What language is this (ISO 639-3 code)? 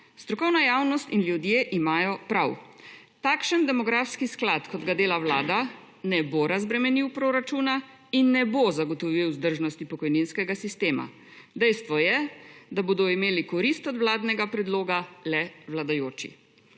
slv